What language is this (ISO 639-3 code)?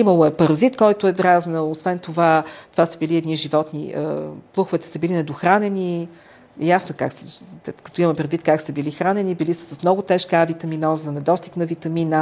bul